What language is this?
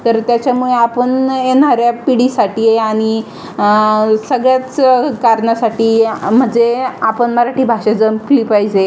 Marathi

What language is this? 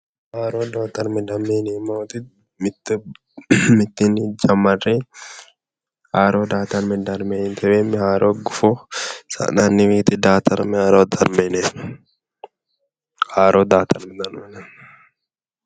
Sidamo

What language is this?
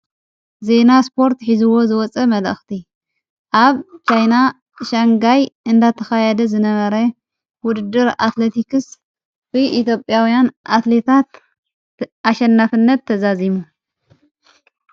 Tigrinya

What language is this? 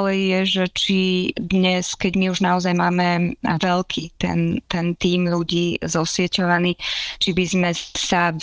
Slovak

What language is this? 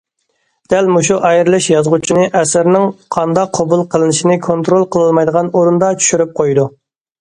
Uyghur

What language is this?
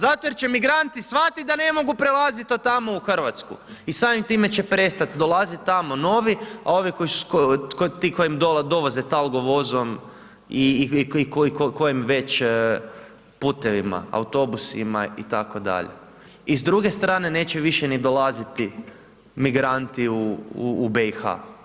Croatian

